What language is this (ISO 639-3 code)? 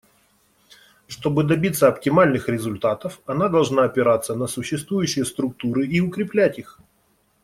rus